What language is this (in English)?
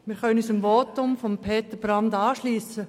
Swiss German